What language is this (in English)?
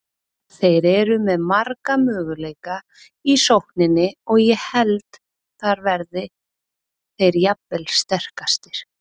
Icelandic